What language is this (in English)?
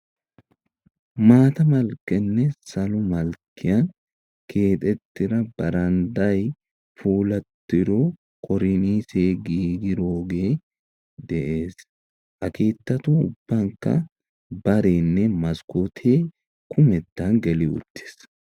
Wolaytta